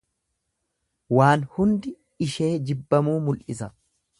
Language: Oromo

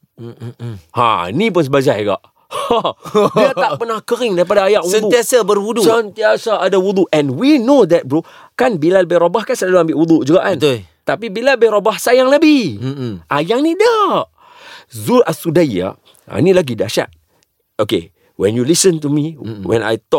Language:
Malay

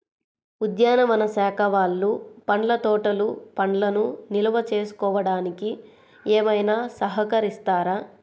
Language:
Telugu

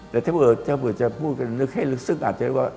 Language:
Thai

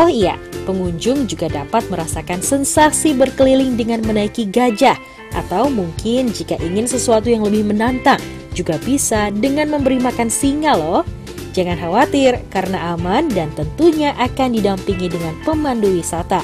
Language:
Indonesian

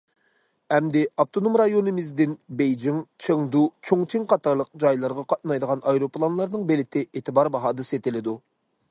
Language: Uyghur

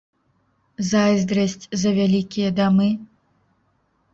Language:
Belarusian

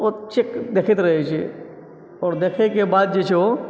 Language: Maithili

